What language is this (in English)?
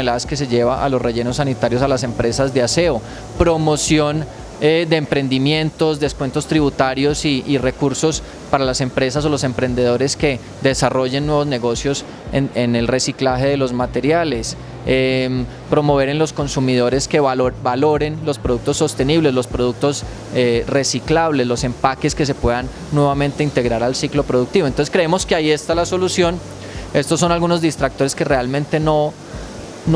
Spanish